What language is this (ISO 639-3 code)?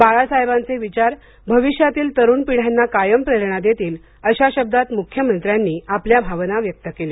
mar